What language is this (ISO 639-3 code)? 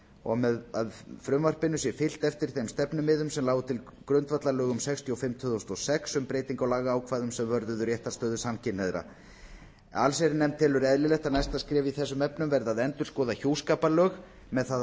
isl